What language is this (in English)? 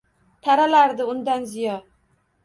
Uzbek